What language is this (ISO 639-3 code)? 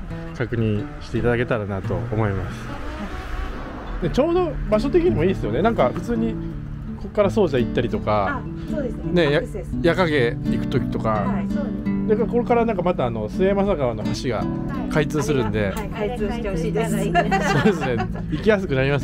jpn